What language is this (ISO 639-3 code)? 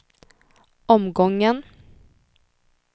swe